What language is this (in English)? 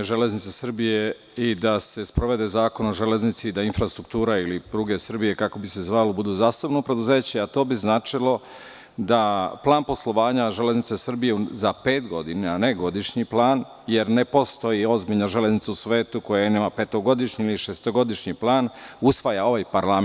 Serbian